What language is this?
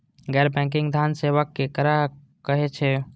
Maithili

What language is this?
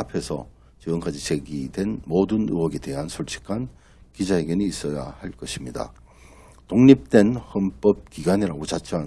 Korean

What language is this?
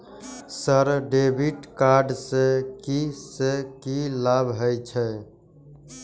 Maithili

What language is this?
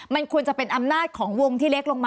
Thai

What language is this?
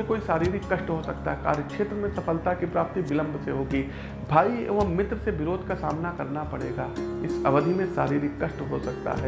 Hindi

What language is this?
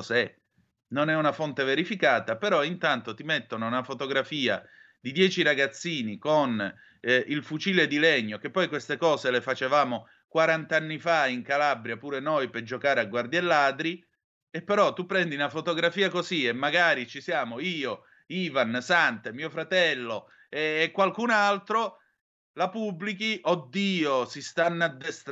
Italian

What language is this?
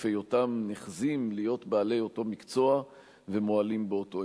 Hebrew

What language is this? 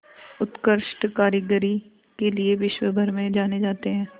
Hindi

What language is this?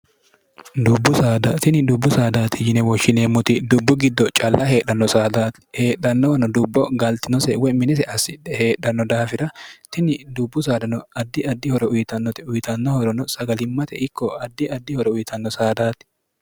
Sidamo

